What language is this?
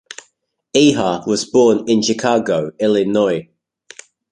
English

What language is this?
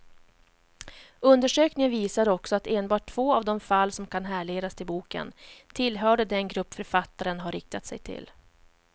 Swedish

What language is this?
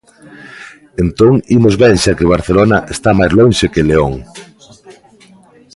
Galician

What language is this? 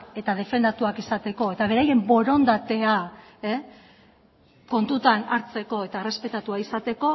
Basque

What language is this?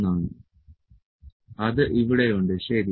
Malayalam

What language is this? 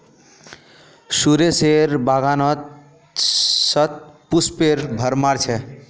Magahi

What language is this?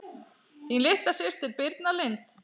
Icelandic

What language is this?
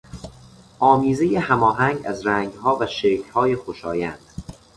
Persian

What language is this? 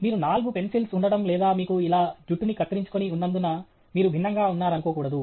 Telugu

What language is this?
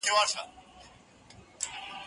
Pashto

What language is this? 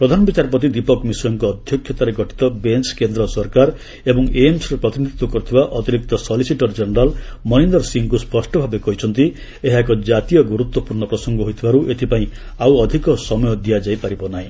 Odia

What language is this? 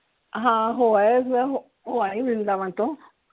Punjabi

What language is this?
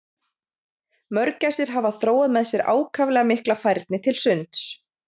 Icelandic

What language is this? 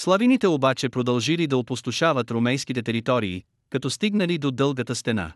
Bulgarian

